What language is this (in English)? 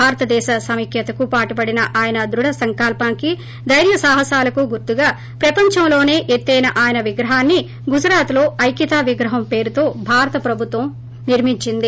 Telugu